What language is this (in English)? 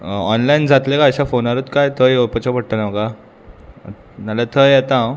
Konkani